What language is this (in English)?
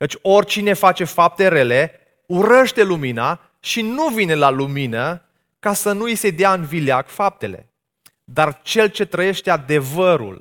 Romanian